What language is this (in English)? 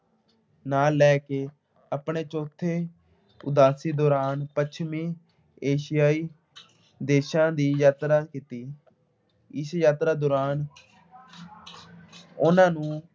Punjabi